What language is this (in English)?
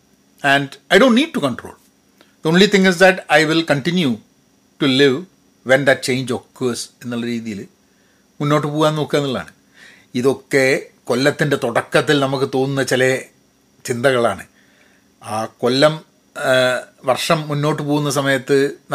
Malayalam